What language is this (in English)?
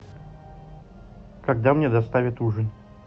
Russian